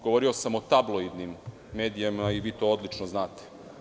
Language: Serbian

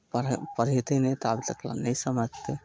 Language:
Maithili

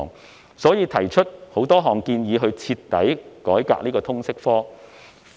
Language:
Cantonese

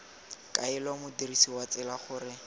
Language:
Tswana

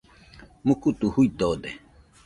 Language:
Nüpode Huitoto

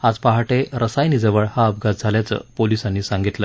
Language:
Marathi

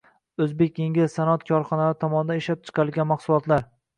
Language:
Uzbek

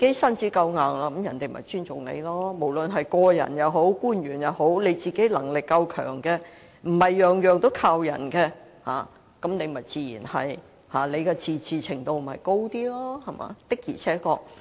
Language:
Cantonese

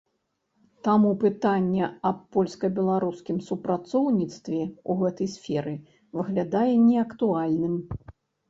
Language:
Belarusian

